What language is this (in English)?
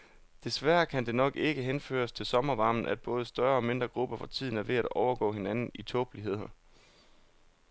Danish